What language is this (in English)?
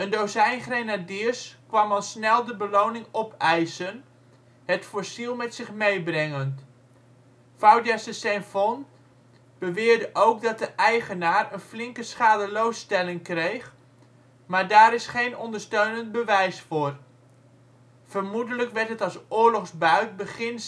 Dutch